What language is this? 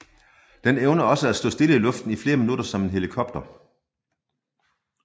Danish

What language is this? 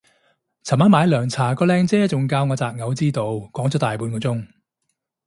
Cantonese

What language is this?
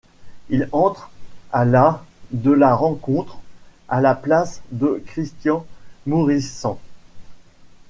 French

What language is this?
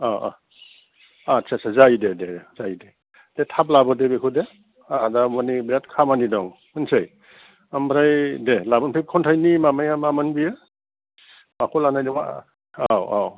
Bodo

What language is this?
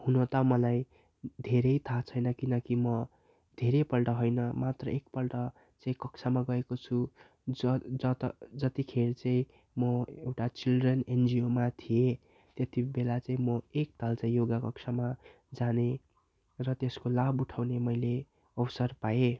Nepali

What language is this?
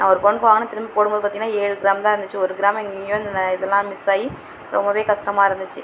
Tamil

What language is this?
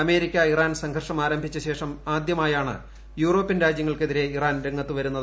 Malayalam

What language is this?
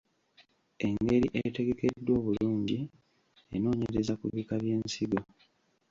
Ganda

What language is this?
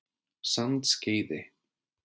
Icelandic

